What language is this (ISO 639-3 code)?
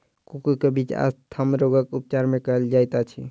mai